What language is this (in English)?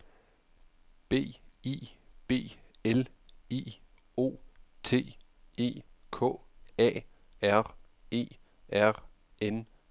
Danish